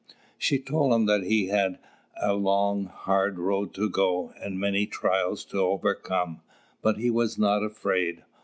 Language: English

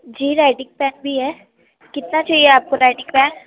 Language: Urdu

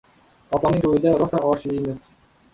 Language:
Uzbek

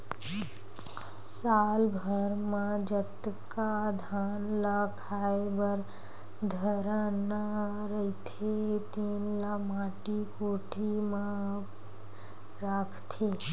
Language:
Chhattisgarhi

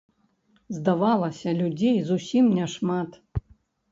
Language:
Belarusian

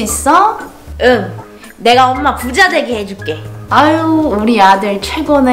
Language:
Korean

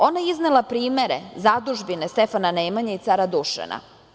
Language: Serbian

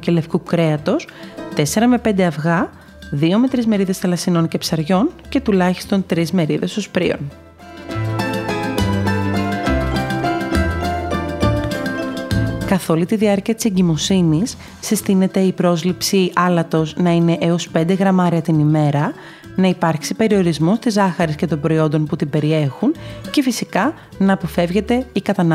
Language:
Greek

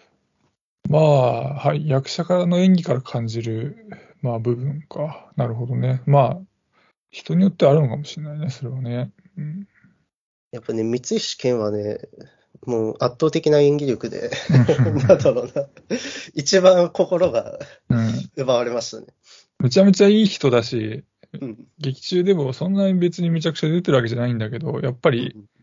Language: Japanese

